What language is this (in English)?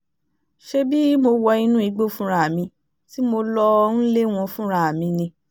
Yoruba